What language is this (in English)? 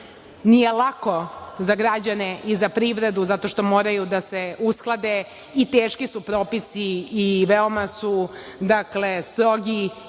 Serbian